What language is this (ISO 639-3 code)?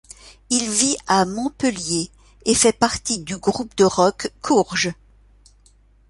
fra